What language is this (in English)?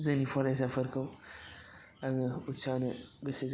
Bodo